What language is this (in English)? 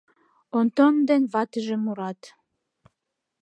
Mari